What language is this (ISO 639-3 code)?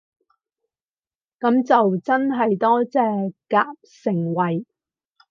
yue